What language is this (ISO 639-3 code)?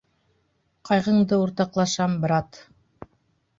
bak